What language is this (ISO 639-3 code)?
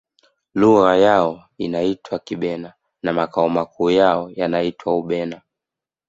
swa